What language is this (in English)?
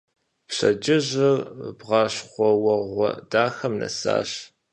Kabardian